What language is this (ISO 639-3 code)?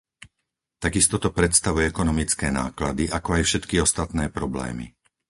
slk